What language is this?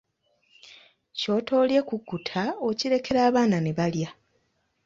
Ganda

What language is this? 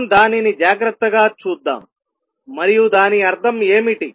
Telugu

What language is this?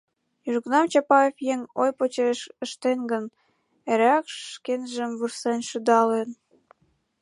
Mari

